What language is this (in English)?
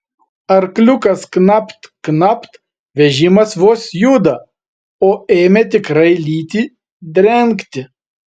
Lithuanian